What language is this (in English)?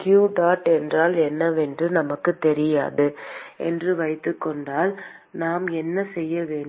Tamil